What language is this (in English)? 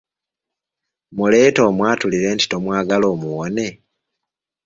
Ganda